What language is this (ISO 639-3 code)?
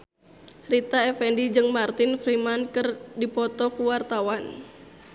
sun